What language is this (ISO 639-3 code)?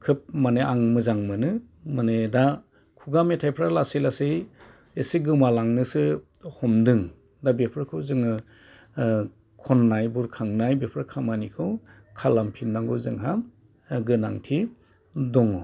brx